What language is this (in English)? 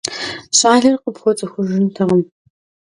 Kabardian